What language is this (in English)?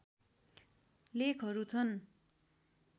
Nepali